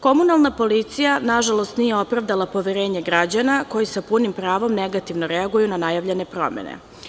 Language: Serbian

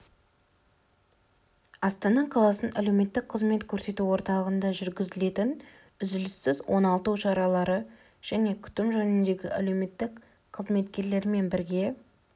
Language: Kazakh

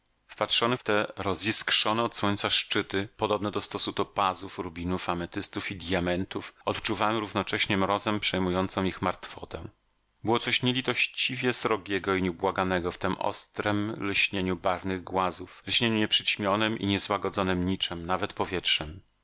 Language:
Polish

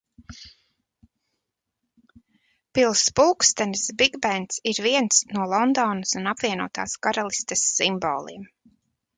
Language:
Latvian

